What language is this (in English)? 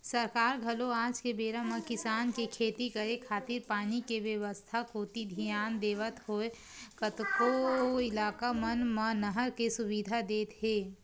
Chhattisgarhi